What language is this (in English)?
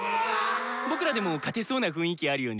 Japanese